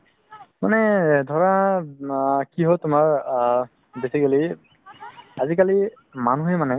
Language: Assamese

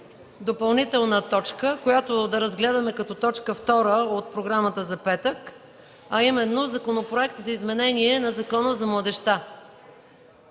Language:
Bulgarian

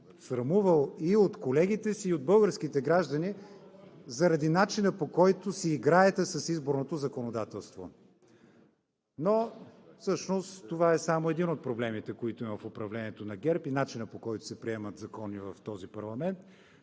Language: Bulgarian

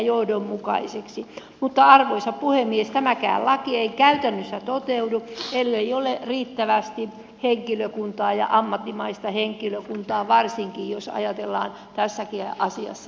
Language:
Finnish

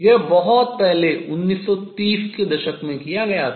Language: Hindi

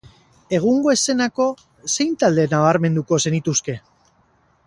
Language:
Basque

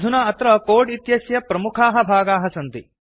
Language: Sanskrit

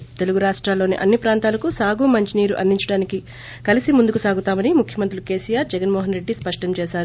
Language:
Telugu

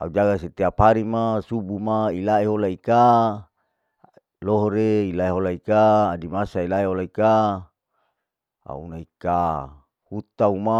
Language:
Larike-Wakasihu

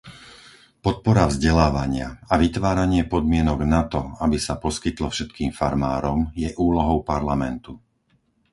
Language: Slovak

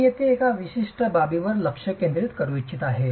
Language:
Marathi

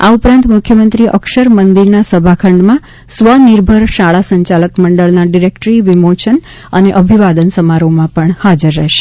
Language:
Gujarati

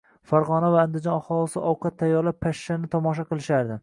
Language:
Uzbek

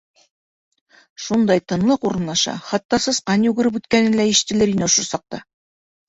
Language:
Bashkir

